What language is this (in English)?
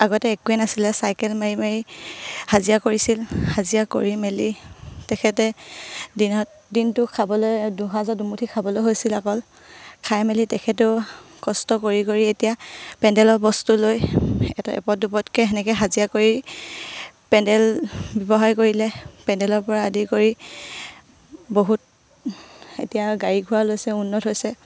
Assamese